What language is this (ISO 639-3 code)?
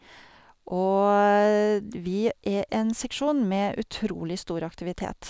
nor